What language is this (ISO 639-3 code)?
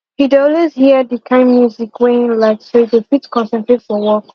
pcm